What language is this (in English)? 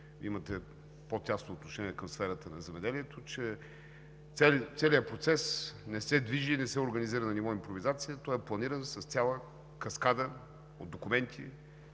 Bulgarian